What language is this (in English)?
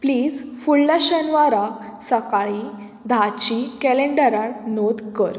Konkani